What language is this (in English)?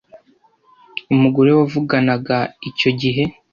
Kinyarwanda